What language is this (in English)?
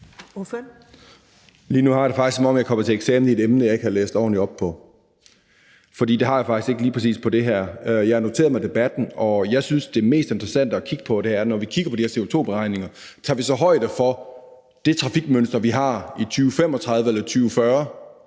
Danish